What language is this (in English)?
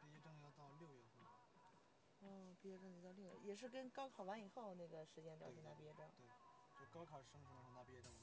Chinese